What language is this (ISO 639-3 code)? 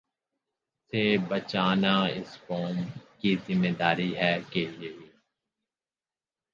urd